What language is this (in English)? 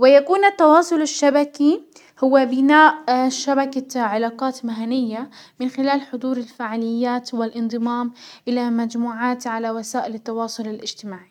Hijazi Arabic